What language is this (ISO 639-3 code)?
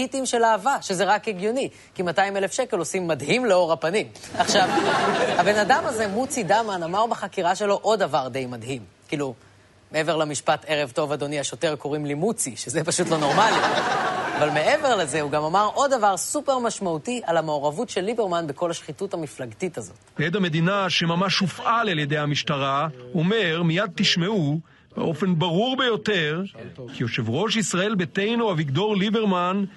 heb